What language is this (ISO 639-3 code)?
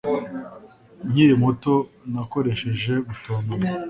kin